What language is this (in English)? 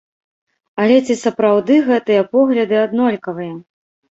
Belarusian